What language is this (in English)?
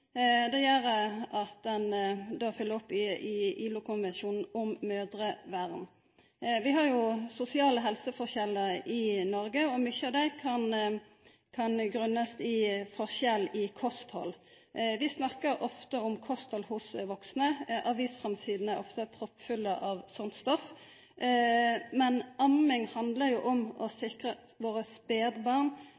Norwegian Nynorsk